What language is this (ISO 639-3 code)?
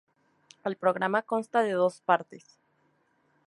spa